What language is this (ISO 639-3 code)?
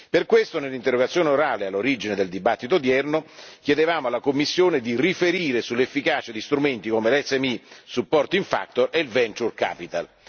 ita